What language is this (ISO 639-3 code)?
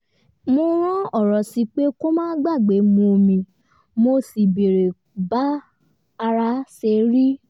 yor